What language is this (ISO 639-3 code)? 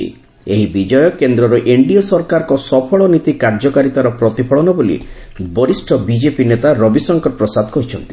ori